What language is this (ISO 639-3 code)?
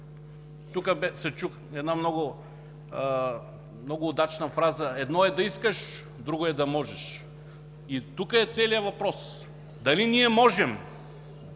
bul